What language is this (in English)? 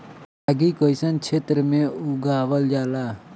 Bhojpuri